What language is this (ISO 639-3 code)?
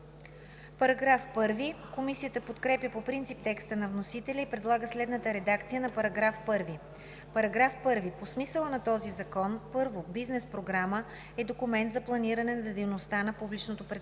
bul